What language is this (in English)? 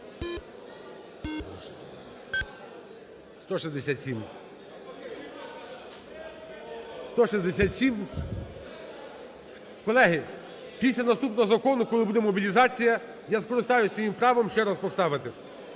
Ukrainian